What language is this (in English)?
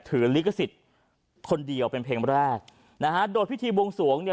Thai